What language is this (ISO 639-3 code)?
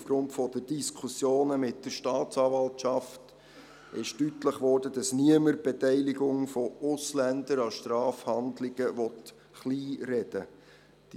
gsw